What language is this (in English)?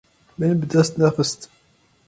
Kurdish